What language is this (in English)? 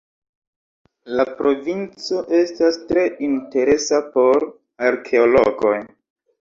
Esperanto